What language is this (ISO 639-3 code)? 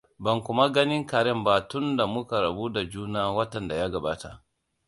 hau